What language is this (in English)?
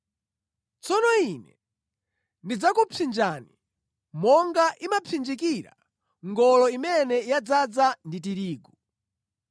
Nyanja